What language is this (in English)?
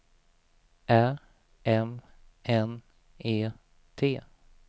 Swedish